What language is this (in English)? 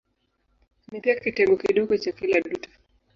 Swahili